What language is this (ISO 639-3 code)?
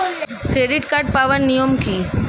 ben